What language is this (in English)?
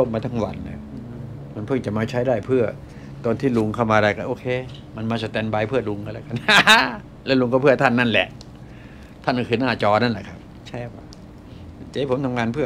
Thai